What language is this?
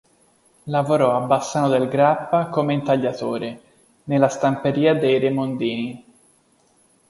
Italian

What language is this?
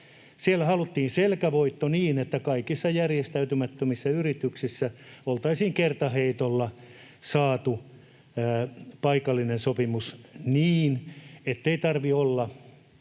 Finnish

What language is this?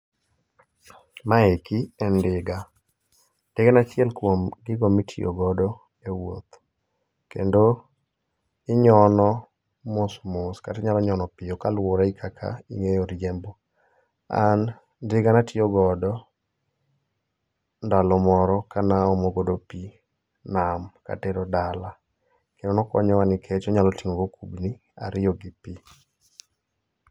Luo (Kenya and Tanzania)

